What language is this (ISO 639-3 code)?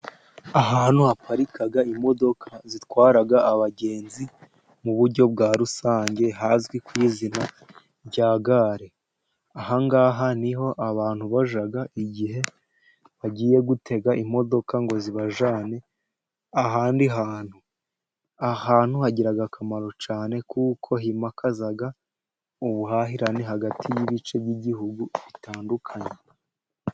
kin